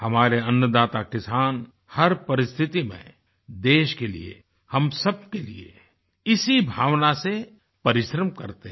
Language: Hindi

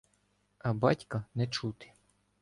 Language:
Ukrainian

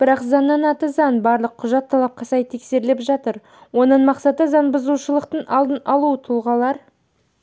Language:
Kazakh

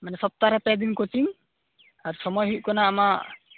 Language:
Santali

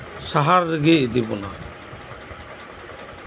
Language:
Santali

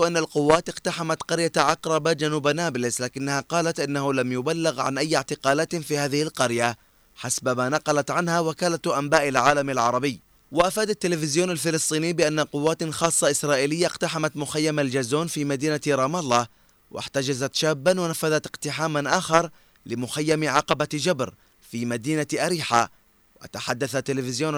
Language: Arabic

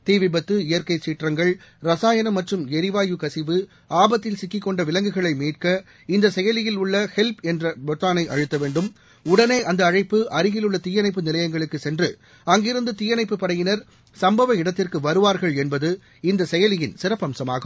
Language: Tamil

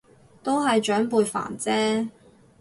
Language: Cantonese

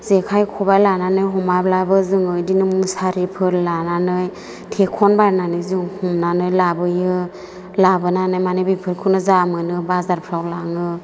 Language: Bodo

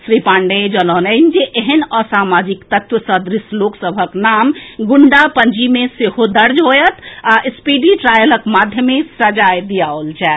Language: Maithili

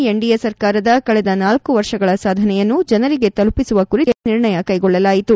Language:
Kannada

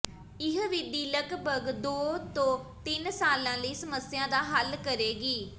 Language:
Punjabi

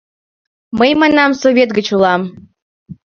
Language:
Mari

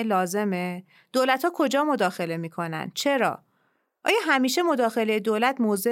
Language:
Persian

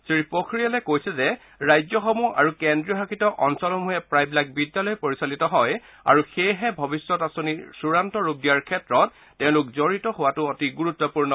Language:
Assamese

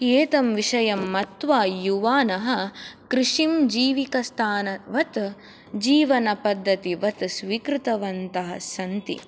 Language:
Sanskrit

